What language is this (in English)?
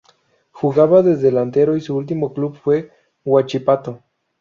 Spanish